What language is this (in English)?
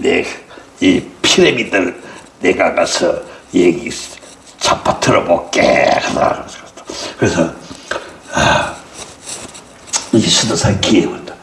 Korean